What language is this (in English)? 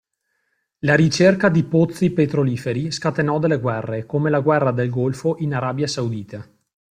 Italian